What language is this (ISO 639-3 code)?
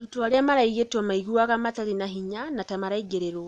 kik